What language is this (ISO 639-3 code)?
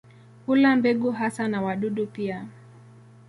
swa